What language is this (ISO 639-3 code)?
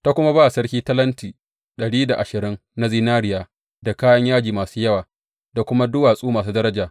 hau